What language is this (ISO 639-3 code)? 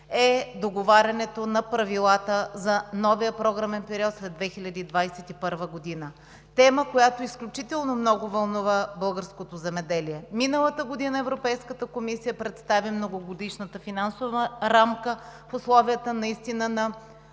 bul